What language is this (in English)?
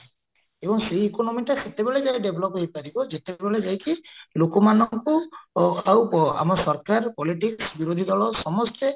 Odia